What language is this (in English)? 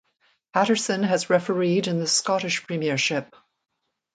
English